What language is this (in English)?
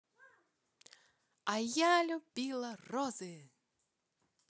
Russian